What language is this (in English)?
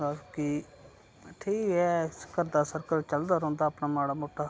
Dogri